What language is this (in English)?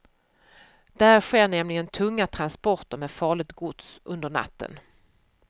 Swedish